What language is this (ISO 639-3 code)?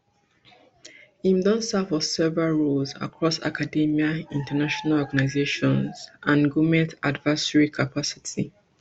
pcm